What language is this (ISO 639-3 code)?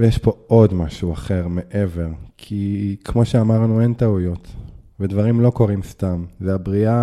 heb